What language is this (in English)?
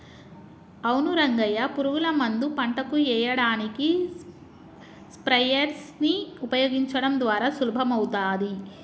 Telugu